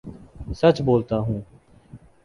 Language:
Urdu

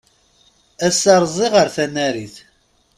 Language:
Kabyle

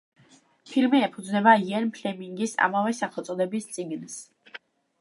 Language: Georgian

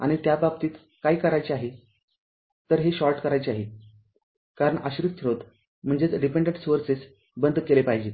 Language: Marathi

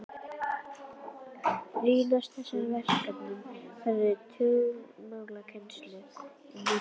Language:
Icelandic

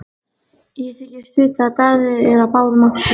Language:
Icelandic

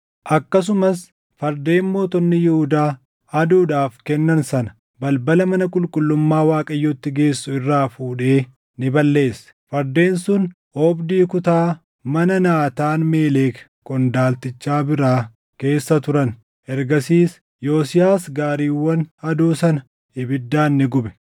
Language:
Oromo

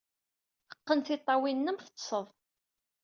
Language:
Kabyle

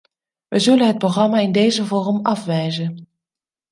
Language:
Dutch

